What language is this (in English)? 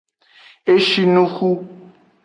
Aja (Benin)